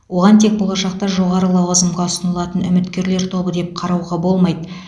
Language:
Kazakh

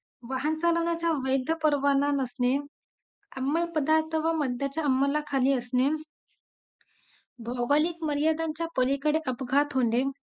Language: Marathi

